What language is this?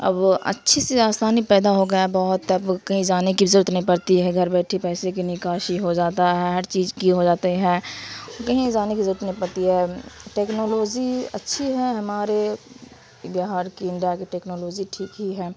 Urdu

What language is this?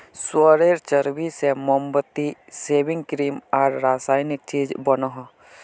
Magahi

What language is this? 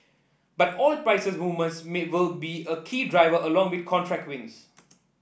English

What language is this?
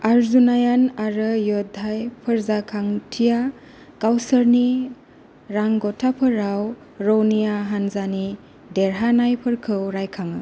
Bodo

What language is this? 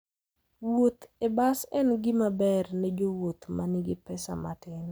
Luo (Kenya and Tanzania)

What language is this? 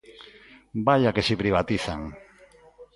Galician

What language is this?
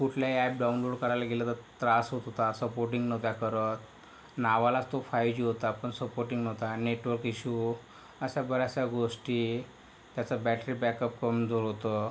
Marathi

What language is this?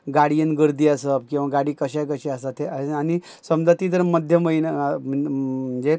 Konkani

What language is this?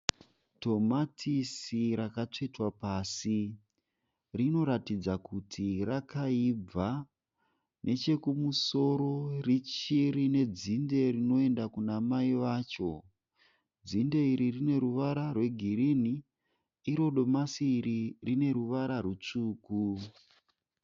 Shona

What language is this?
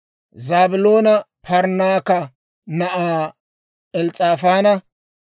Dawro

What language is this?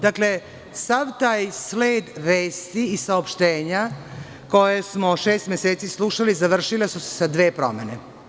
Serbian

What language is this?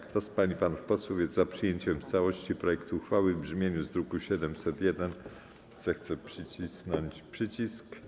Polish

